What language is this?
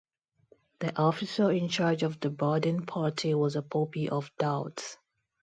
English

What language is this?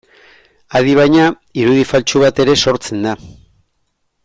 Basque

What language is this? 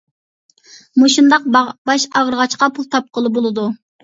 Uyghur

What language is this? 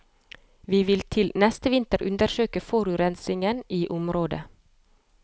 Norwegian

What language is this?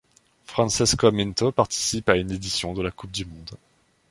French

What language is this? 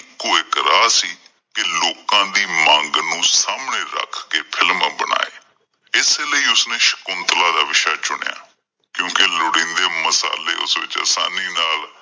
Punjabi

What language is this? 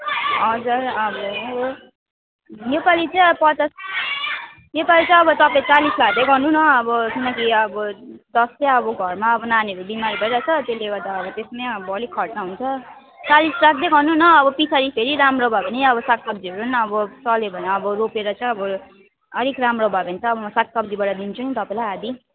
Nepali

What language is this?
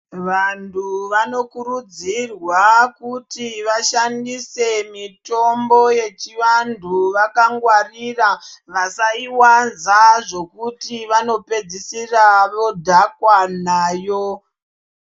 Ndau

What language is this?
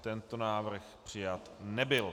Czech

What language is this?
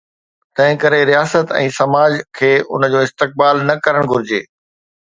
Sindhi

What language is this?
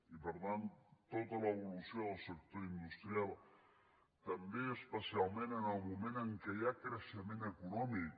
Catalan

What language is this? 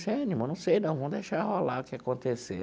Portuguese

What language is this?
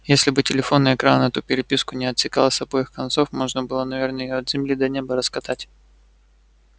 Russian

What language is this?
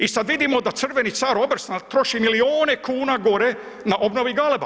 Croatian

